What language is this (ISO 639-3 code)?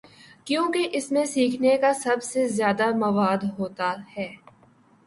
urd